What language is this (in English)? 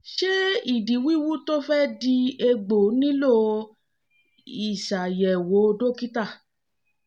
Yoruba